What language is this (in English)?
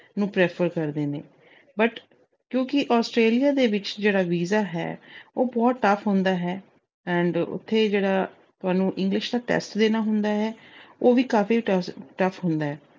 Punjabi